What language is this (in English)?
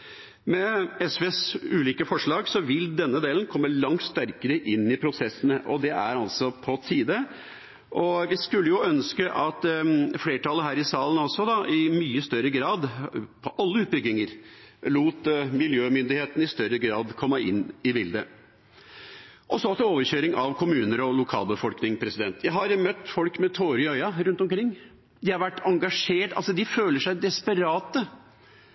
Norwegian Bokmål